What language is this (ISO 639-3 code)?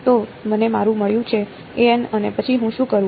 guj